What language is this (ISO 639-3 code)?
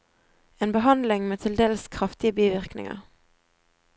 nor